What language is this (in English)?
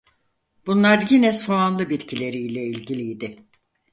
Turkish